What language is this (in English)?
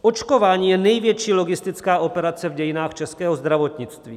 Czech